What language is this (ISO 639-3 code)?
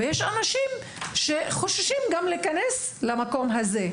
heb